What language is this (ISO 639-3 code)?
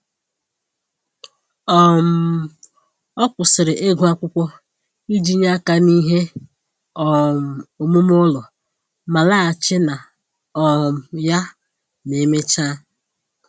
ibo